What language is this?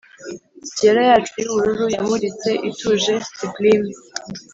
Kinyarwanda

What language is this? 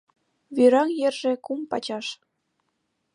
Mari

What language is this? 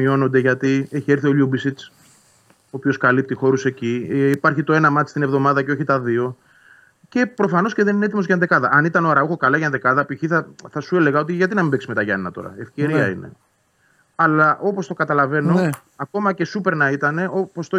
Greek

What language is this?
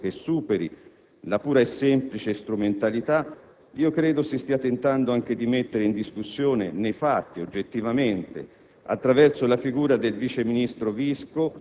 Italian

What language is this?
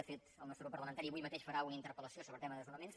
Catalan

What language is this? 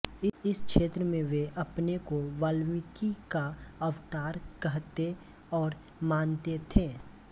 Hindi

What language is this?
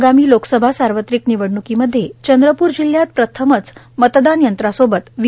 Marathi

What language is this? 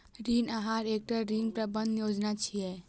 Maithili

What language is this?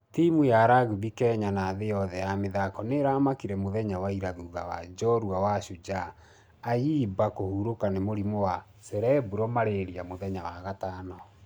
Kikuyu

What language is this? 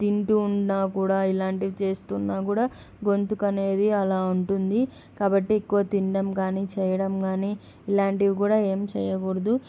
Telugu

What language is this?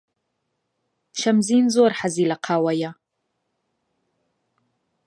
Central Kurdish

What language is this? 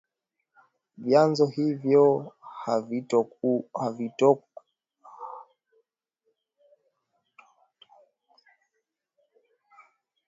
Swahili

